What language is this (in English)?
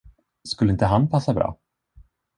Swedish